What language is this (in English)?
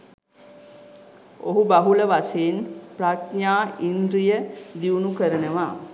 Sinhala